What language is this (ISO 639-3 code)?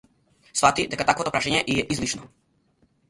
mkd